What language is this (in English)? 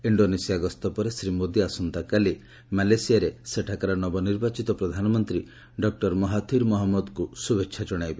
Odia